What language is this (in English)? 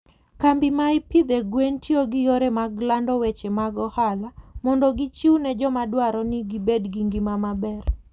Luo (Kenya and Tanzania)